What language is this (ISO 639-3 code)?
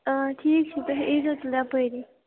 kas